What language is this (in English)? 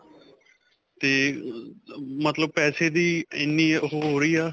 Punjabi